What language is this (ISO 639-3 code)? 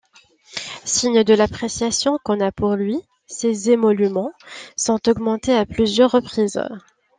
fra